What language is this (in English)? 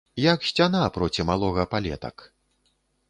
Belarusian